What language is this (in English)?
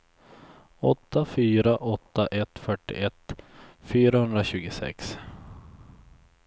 Swedish